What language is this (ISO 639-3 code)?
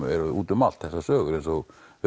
isl